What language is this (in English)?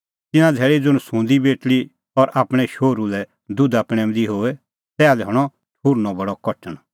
Kullu Pahari